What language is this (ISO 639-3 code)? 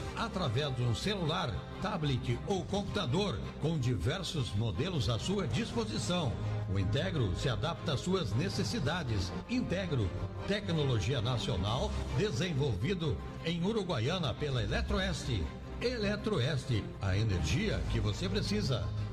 por